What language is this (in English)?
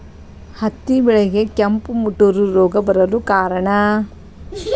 Kannada